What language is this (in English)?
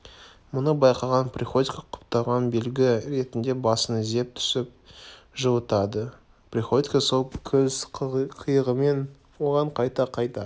Kazakh